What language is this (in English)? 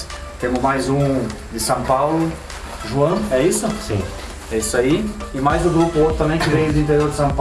Portuguese